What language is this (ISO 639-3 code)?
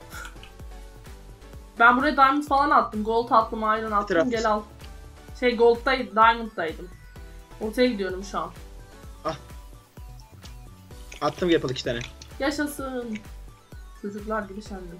tur